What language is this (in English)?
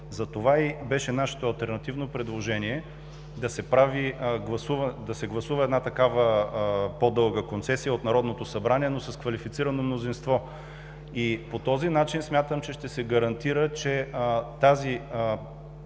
Bulgarian